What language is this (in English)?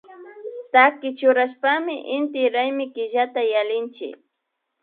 Imbabura Highland Quichua